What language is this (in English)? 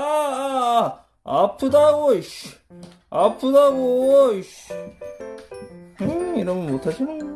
Korean